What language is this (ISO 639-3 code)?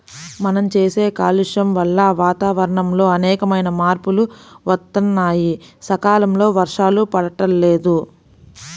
tel